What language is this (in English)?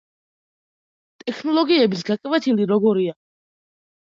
Georgian